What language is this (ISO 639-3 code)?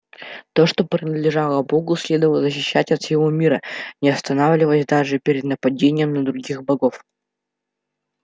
rus